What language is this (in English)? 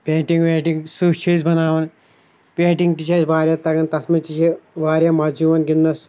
Kashmiri